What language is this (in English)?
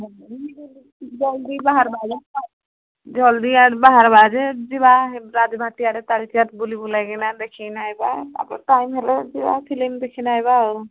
Odia